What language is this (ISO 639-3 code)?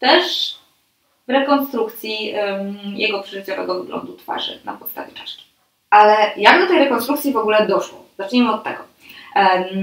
pol